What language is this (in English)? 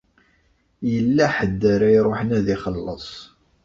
Kabyle